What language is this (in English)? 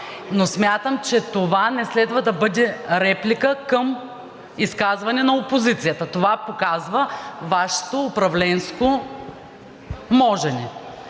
Bulgarian